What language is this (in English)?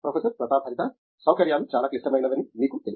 Telugu